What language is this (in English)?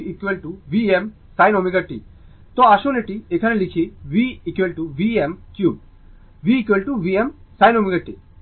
Bangla